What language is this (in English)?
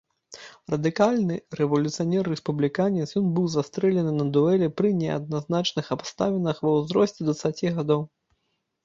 Belarusian